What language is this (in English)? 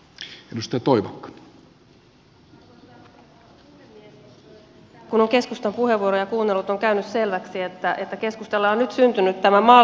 Finnish